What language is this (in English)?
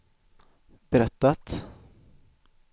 Swedish